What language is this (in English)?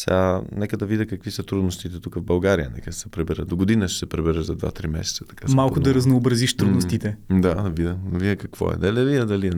Bulgarian